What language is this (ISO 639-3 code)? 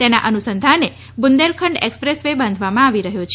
guj